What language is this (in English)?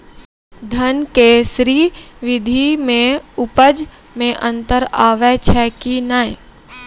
Maithili